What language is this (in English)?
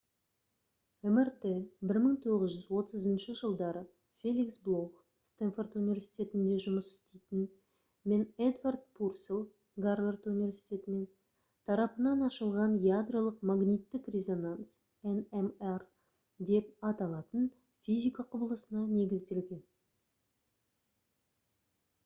Kazakh